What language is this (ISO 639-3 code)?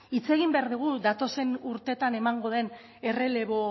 eus